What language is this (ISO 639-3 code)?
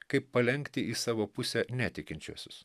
lit